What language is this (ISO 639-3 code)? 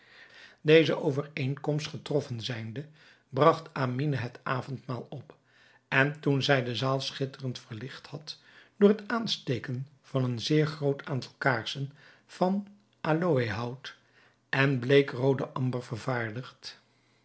nld